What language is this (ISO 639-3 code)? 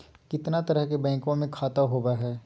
mag